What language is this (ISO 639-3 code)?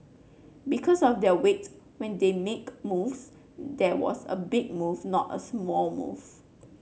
eng